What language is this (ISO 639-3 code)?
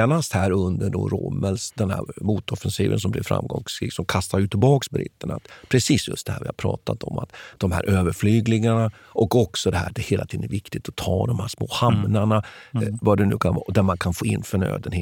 swe